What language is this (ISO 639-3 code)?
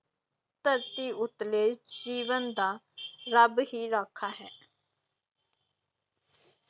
pan